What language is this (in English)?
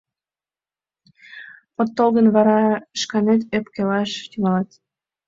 Mari